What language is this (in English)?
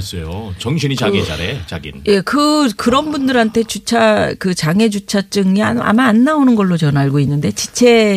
Korean